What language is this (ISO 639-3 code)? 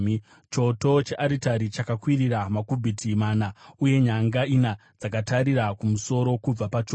sna